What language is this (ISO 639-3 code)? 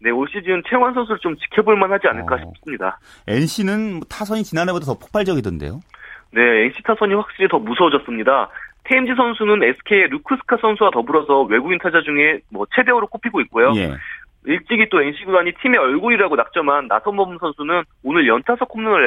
kor